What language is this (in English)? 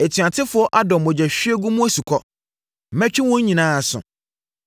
Akan